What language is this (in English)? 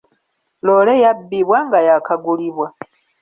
Ganda